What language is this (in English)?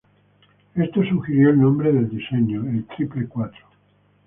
Spanish